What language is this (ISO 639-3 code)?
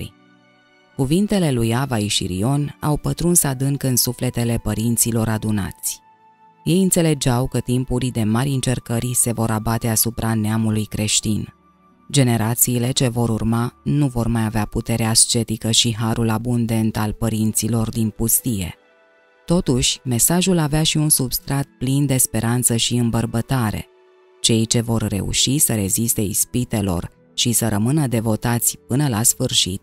ron